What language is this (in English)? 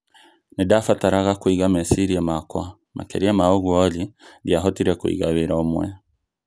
Kikuyu